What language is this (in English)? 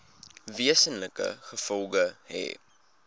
Afrikaans